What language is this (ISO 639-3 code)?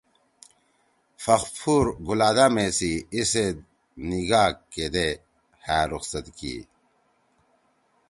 trw